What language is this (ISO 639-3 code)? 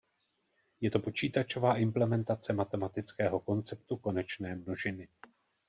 ces